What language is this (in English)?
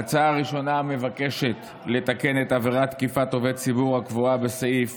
Hebrew